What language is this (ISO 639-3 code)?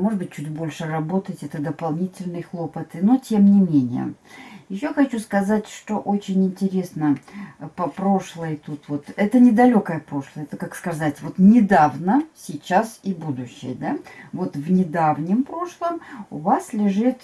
rus